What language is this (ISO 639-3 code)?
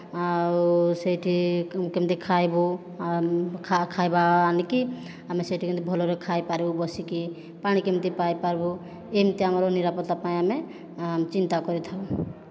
ori